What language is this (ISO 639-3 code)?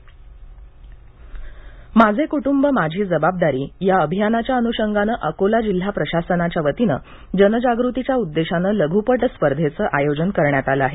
mar